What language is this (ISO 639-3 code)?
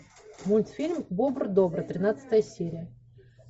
rus